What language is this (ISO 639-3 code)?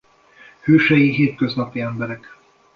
hun